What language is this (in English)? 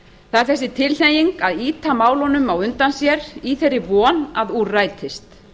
Icelandic